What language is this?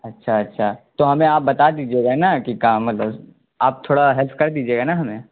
Urdu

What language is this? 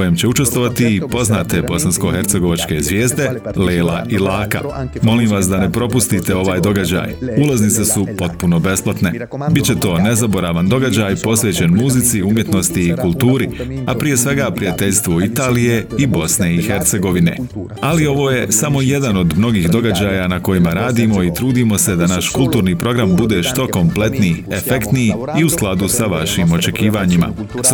Croatian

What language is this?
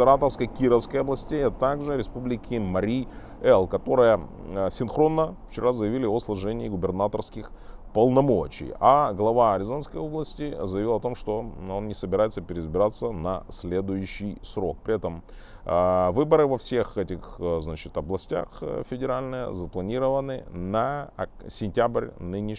Russian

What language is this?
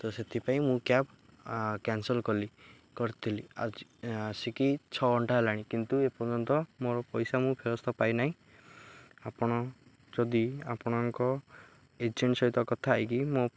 Odia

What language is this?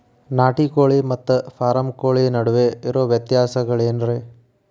Kannada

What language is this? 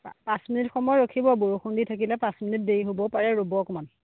Assamese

